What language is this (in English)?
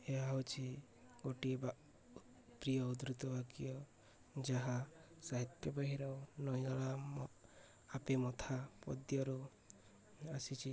Odia